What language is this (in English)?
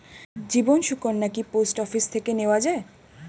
Bangla